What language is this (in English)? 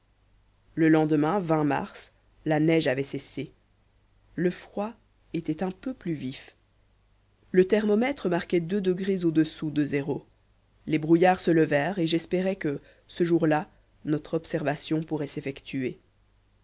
French